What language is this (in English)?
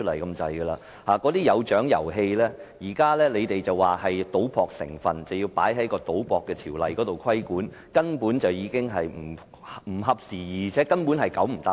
Cantonese